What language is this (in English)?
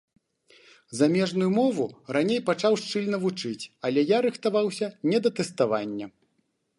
Belarusian